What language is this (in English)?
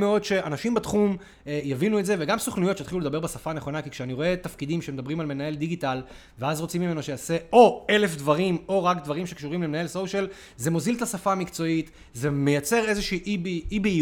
Hebrew